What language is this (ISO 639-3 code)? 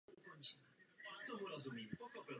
ces